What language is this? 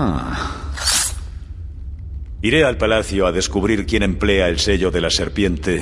Spanish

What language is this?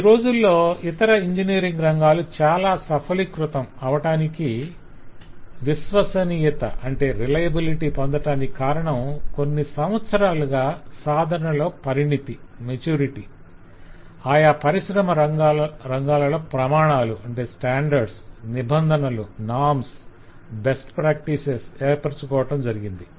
Telugu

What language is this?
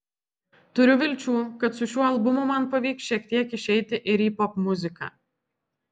Lithuanian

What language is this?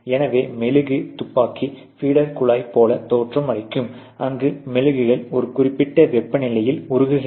Tamil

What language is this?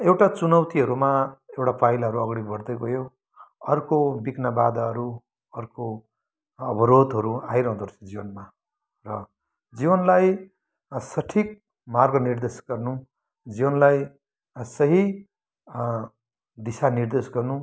Nepali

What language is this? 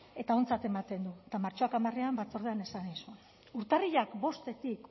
Basque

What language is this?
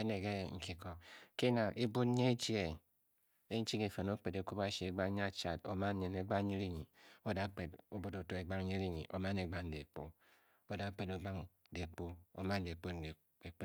Bokyi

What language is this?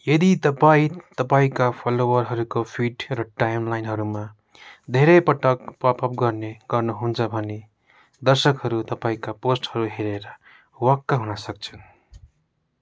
Nepali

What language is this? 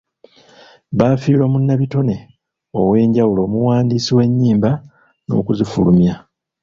Ganda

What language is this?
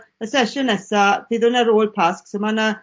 Welsh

